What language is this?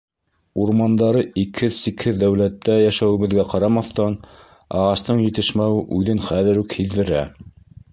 Bashkir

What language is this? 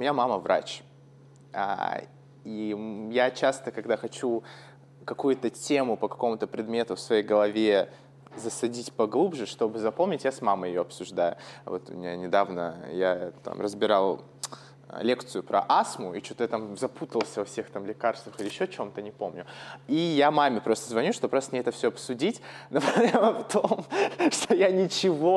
Russian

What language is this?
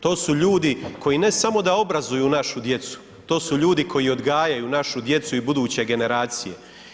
Croatian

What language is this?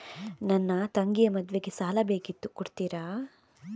Kannada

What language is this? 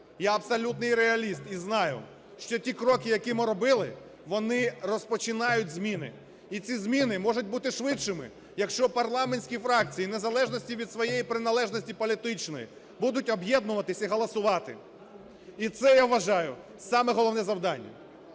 Ukrainian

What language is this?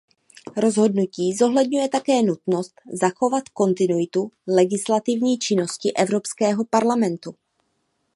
Czech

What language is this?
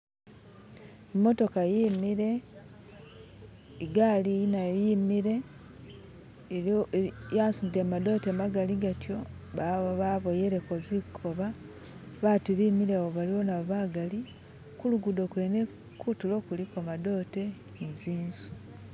Masaaba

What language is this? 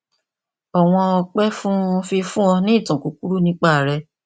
Yoruba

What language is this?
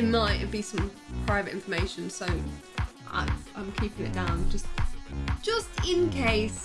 English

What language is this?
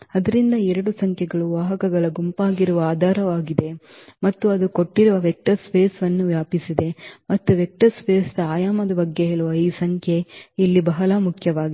Kannada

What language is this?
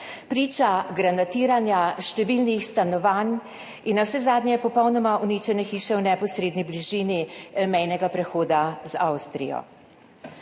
Slovenian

